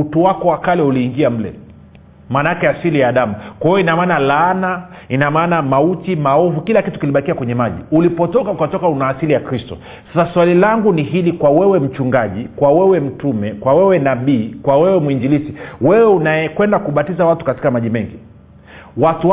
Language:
Swahili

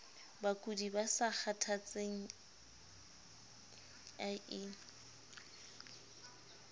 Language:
Southern Sotho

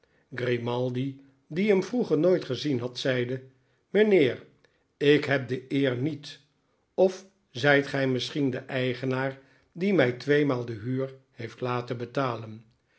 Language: Dutch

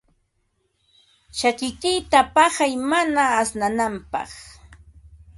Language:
Ambo-Pasco Quechua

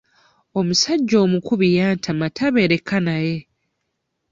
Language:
Ganda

